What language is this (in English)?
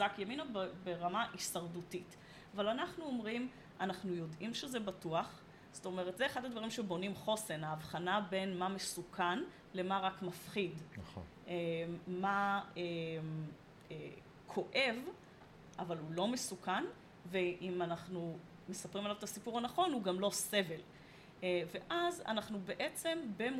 Hebrew